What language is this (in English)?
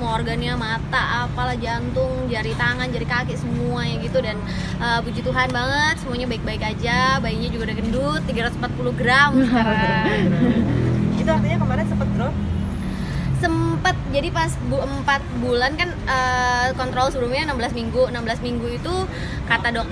Indonesian